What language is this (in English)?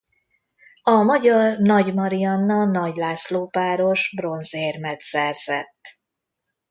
Hungarian